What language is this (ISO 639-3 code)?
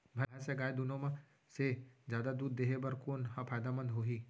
hne